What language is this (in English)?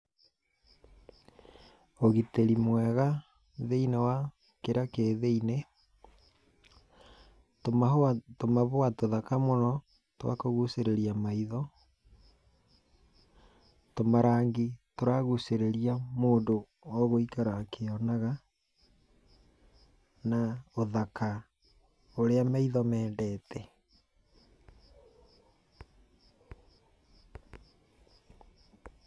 Kikuyu